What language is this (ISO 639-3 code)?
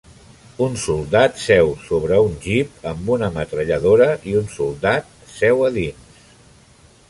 cat